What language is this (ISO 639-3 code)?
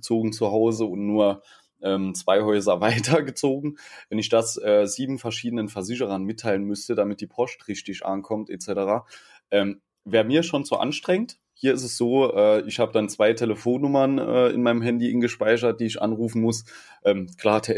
deu